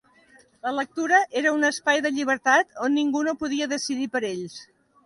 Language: Catalan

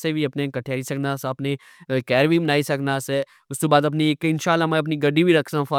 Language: Pahari-Potwari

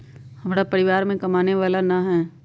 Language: Magahi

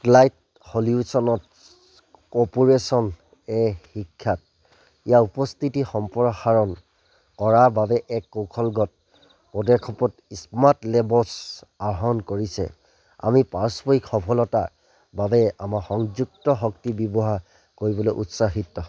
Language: Assamese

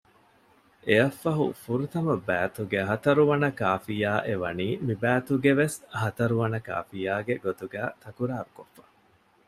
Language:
Divehi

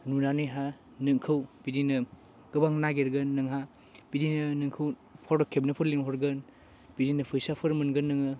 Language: Bodo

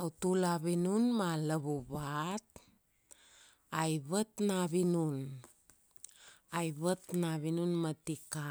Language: Kuanua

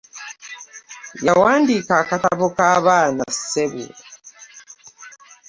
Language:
Ganda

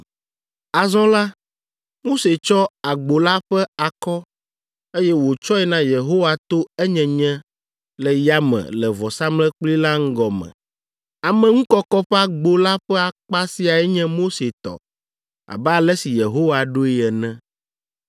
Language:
Ewe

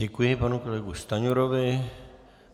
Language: Czech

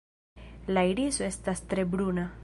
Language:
Esperanto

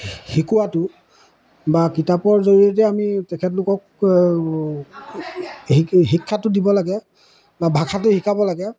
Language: Assamese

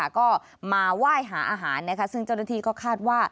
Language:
Thai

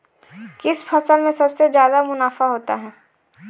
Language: Hindi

